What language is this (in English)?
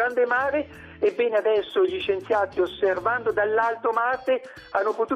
Italian